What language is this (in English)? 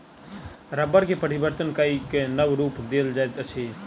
Maithili